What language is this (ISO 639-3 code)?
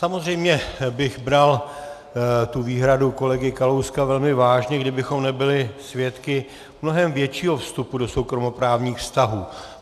ces